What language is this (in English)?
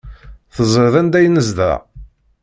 Kabyle